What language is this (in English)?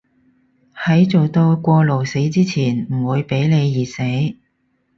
Cantonese